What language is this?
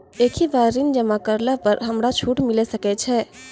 Maithili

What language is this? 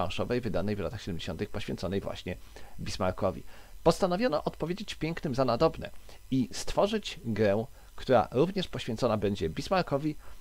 Polish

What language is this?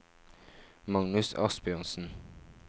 Norwegian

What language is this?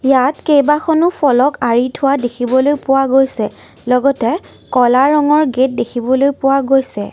Assamese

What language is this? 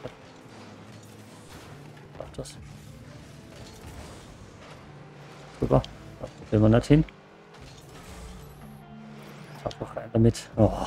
German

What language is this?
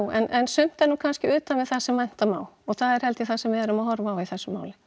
Icelandic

